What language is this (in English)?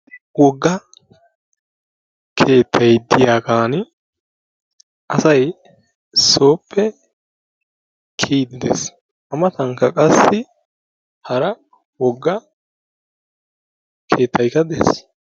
Wolaytta